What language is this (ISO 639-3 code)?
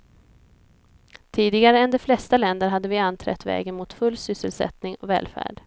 swe